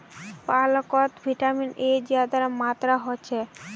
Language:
Magahi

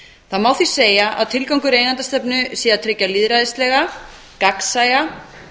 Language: Icelandic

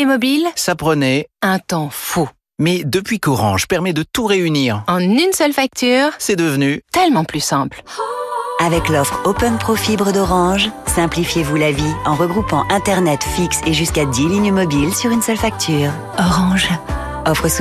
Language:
French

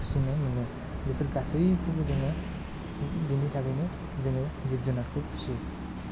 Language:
Bodo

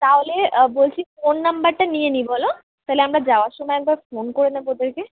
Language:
Bangla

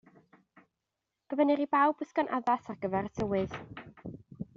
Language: Welsh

